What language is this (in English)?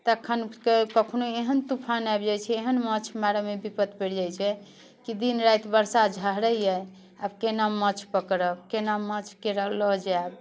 Maithili